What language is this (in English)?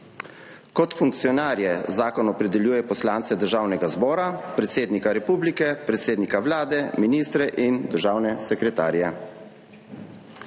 Slovenian